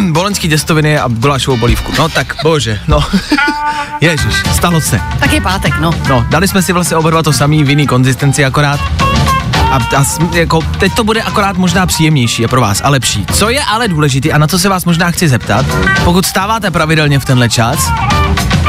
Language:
Czech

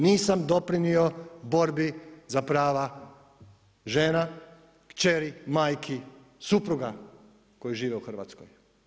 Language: Croatian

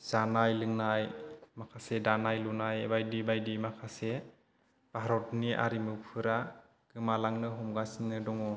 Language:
Bodo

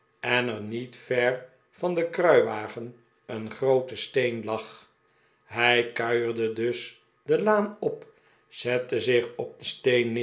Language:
Dutch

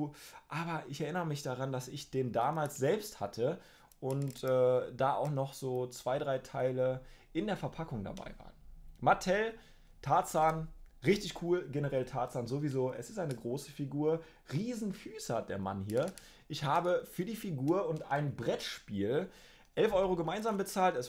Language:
German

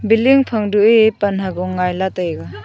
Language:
Wancho Naga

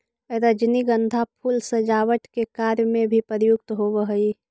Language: Magahi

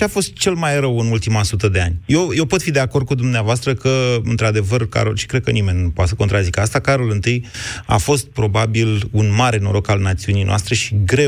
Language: Romanian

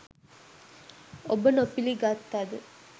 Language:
Sinhala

